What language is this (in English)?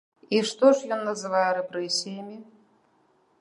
Belarusian